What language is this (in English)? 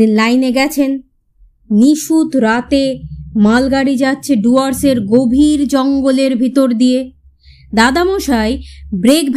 Bangla